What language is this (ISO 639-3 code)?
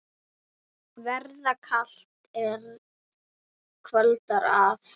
isl